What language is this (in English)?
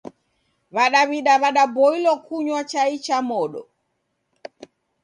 Taita